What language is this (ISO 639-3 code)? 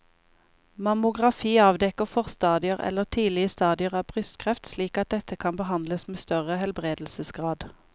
nor